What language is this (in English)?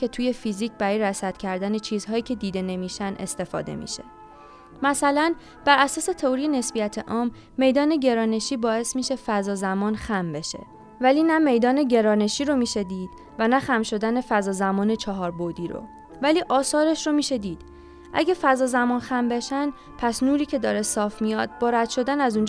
Persian